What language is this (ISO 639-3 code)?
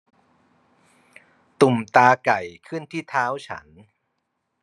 tha